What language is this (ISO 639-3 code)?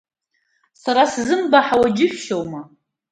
abk